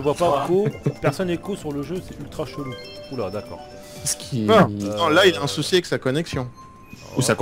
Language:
French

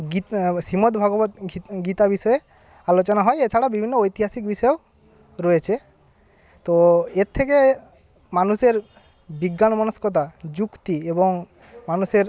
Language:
Bangla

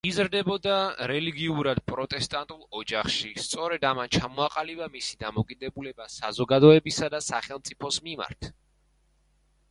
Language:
Georgian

